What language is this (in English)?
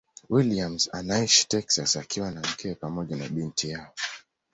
Swahili